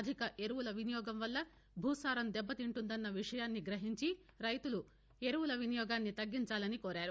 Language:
Telugu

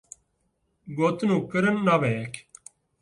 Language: Kurdish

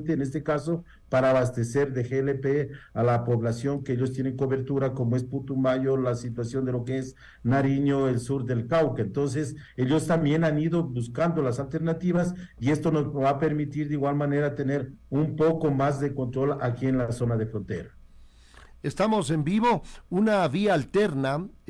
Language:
Spanish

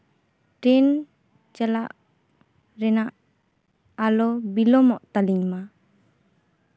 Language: Santali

